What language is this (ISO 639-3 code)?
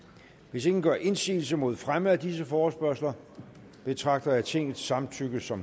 dan